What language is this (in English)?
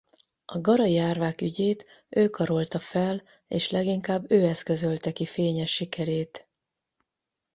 Hungarian